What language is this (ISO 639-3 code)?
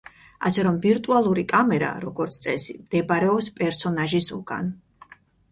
kat